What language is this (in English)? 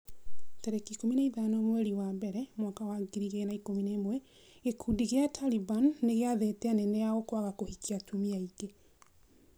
Kikuyu